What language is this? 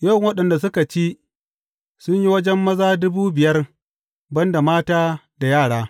Hausa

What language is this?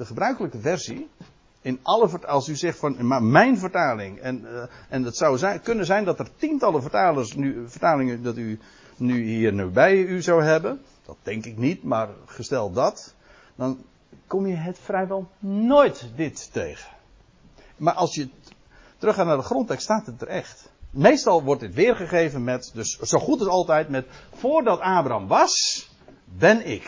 Dutch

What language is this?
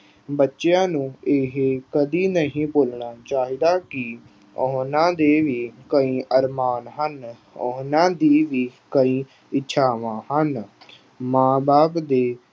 Punjabi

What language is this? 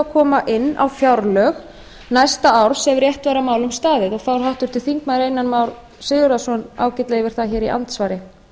Icelandic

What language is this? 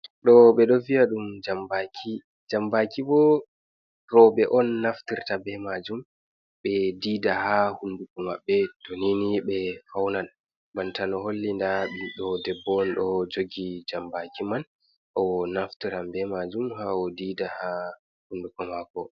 Fula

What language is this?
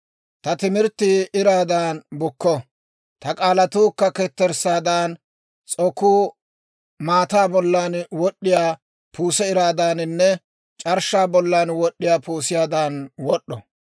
Dawro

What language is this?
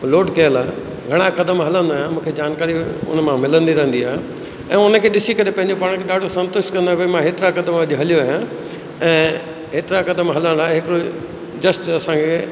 Sindhi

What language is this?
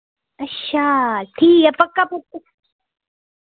Dogri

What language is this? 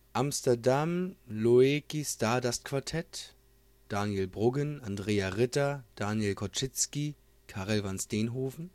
German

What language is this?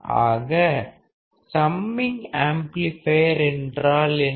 Tamil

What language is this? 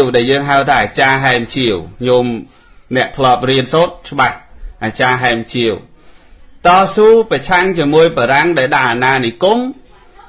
Thai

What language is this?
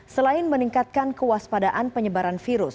Indonesian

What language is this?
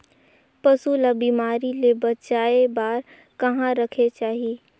Chhattisgarhi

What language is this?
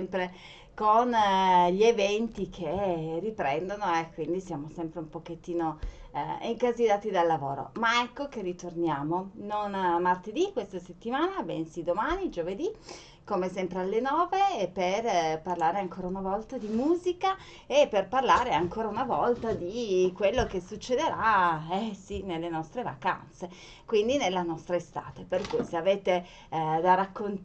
Italian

